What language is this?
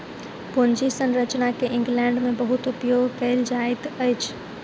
Maithili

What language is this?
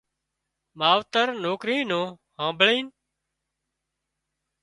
Wadiyara Koli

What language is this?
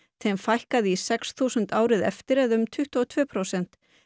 Icelandic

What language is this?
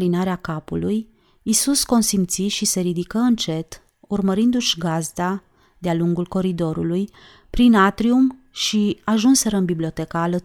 Romanian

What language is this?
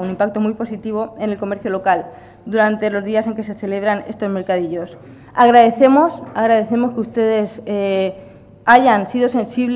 Spanish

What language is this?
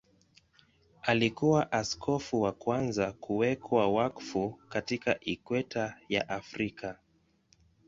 Swahili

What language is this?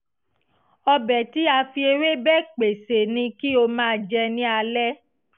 Yoruba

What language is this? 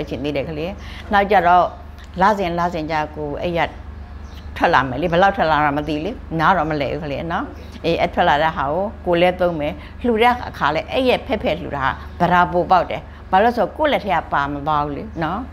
Thai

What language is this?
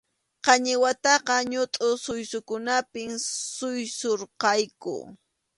Arequipa-La Unión Quechua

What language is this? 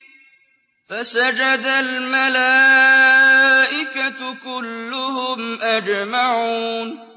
Arabic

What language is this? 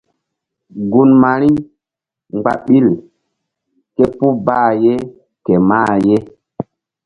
Mbum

